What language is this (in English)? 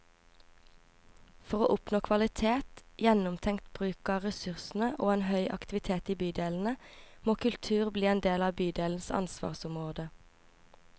Norwegian